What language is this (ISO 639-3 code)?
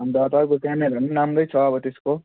nep